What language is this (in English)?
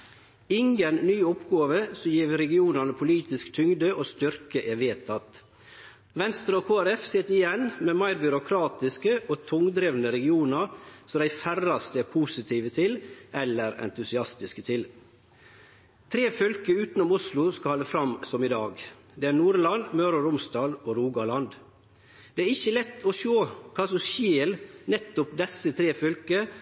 Norwegian Nynorsk